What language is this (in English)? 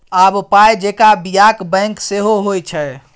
Maithili